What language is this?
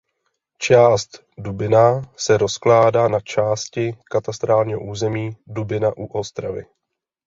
Czech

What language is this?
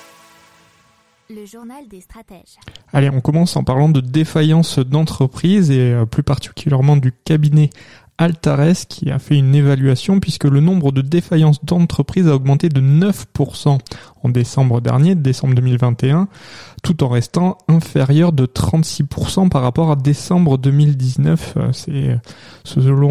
French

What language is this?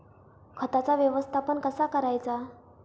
Marathi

